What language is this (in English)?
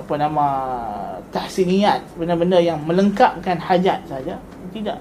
Malay